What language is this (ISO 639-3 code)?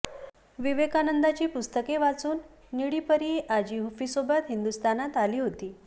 mar